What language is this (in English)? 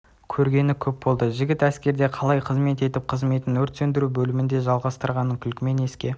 Kazakh